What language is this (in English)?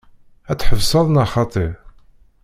Kabyle